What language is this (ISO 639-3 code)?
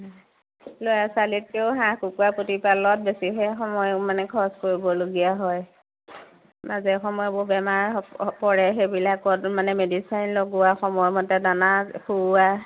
asm